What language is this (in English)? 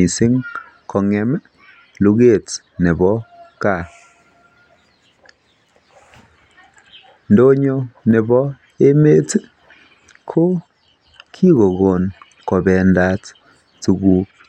Kalenjin